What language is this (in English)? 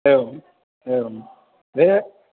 Bodo